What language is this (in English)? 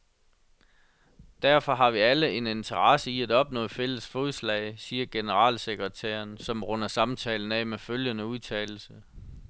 Danish